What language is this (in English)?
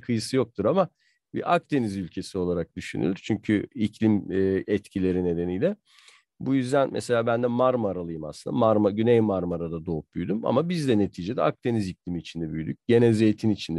Turkish